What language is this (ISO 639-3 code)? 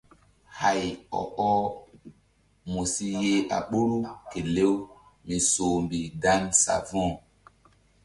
mdd